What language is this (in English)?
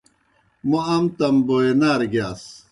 Kohistani Shina